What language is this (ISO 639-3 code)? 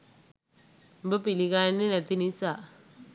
sin